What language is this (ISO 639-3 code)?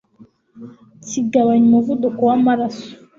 kin